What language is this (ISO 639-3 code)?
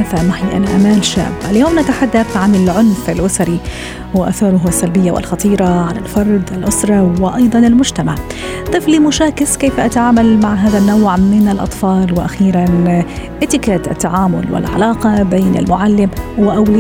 ara